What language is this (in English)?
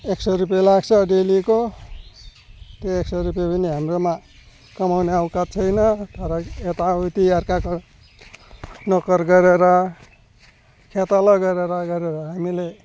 Nepali